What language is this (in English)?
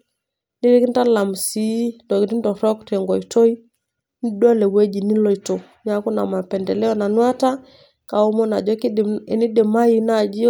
Masai